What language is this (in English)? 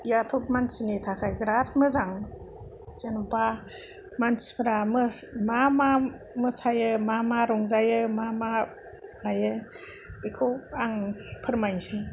Bodo